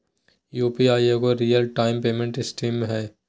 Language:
Magahi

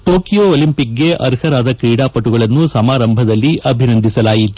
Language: Kannada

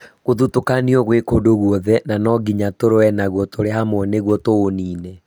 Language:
Kikuyu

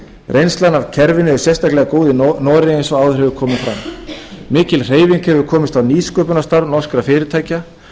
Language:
Icelandic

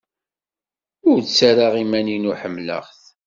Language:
Kabyle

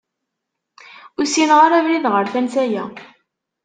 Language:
Kabyle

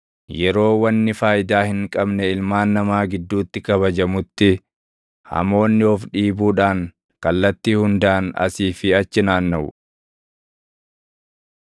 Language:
Oromo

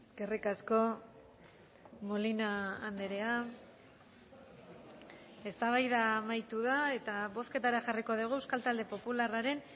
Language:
Basque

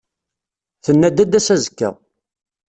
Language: Kabyle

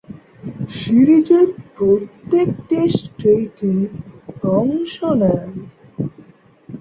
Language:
Bangla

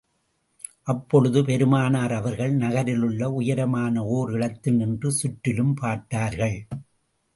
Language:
Tamil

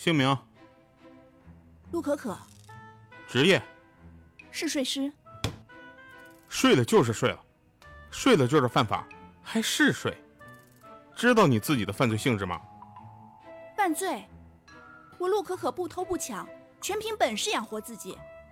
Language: Chinese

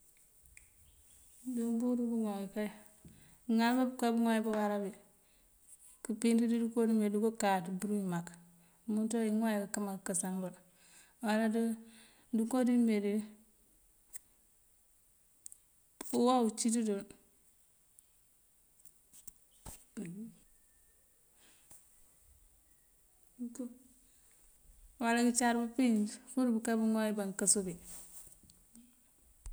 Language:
Mandjak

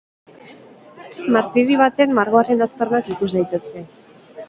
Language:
Basque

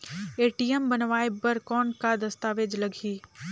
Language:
Chhattisgarhi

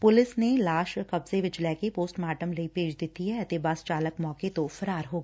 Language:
Punjabi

